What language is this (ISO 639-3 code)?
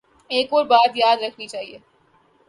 urd